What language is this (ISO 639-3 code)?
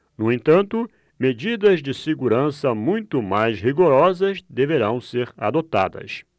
por